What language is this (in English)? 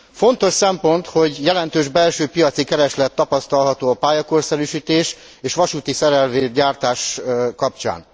Hungarian